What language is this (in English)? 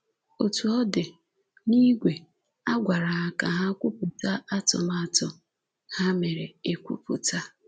Igbo